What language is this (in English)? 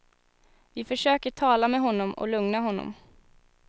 Swedish